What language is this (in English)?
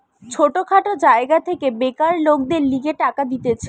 Bangla